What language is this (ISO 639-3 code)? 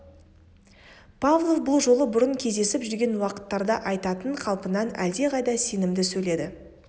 kaz